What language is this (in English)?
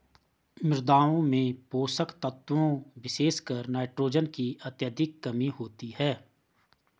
Hindi